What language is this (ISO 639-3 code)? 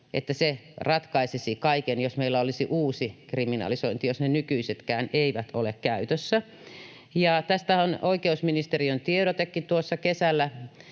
fin